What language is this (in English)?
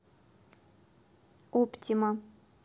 Russian